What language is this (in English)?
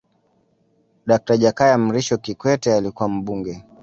Swahili